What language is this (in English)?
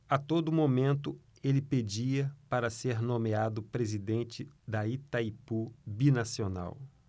Portuguese